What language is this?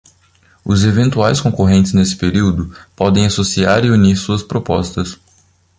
Portuguese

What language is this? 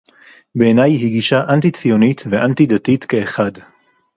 Hebrew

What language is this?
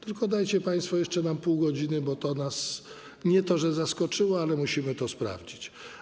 Polish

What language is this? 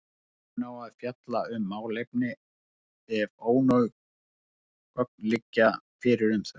Icelandic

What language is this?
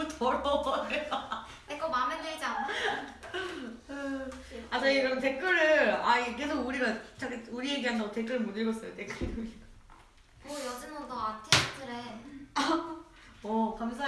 Korean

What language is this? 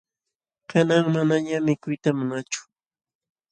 Jauja Wanca Quechua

